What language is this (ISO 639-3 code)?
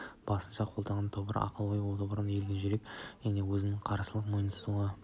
kaz